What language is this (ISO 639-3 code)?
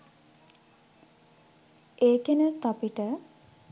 sin